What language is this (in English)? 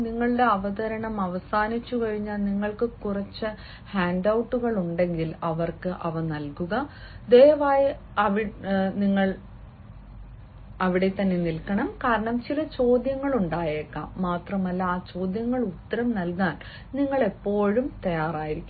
Malayalam